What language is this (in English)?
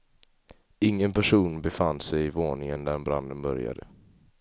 Swedish